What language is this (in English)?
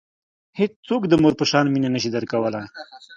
Pashto